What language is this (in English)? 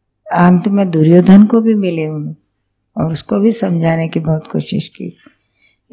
Hindi